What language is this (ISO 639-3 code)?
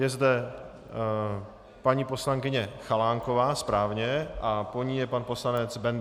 ces